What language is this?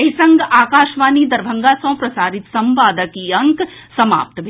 Maithili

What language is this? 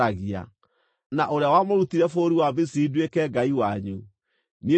Kikuyu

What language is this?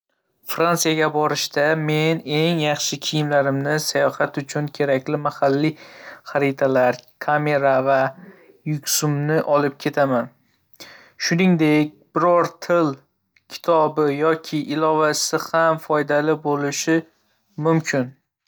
Uzbek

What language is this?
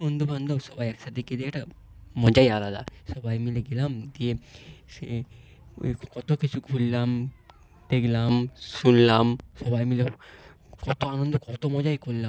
Bangla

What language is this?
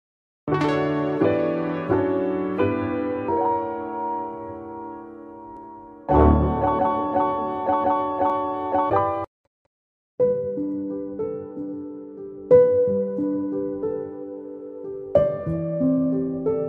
Korean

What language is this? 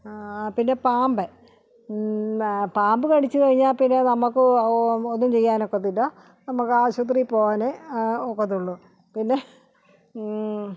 Malayalam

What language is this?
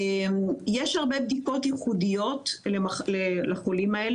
Hebrew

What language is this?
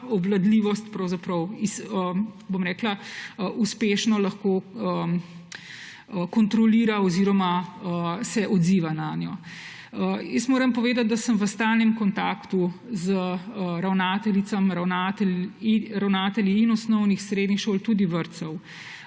Slovenian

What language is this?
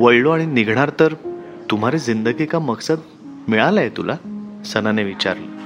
Marathi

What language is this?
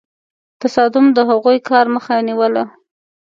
Pashto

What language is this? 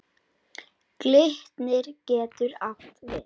Icelandic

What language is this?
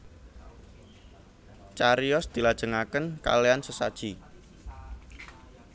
Javanese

